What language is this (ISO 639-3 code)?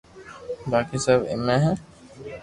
lrk